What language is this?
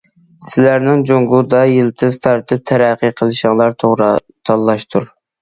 Uyghur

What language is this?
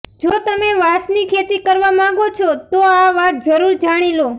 Gujarati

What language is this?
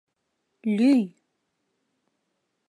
Mari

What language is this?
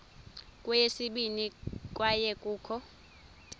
Xhosa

